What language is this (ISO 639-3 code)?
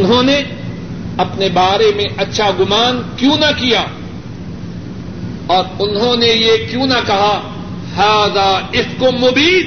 urd